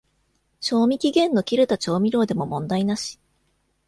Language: Japanese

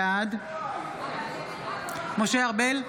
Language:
Hebrew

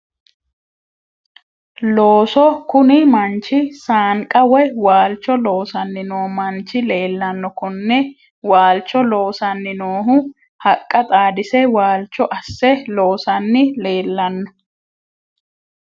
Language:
Sidamo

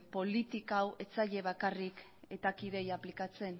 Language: Basque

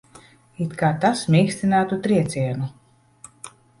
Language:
Latvian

